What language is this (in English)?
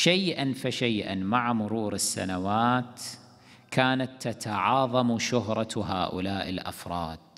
Arabic